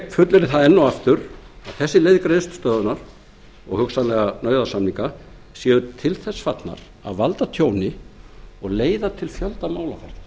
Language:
Icelandic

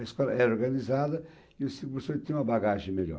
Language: Portuguese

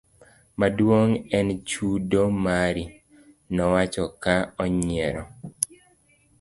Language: Luo (Kenya and Tanzania)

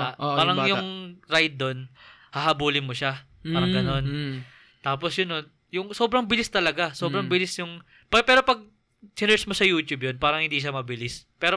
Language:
Filipino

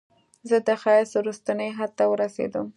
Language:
Pashto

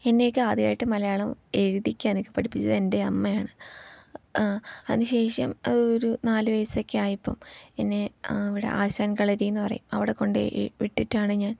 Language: Malayalam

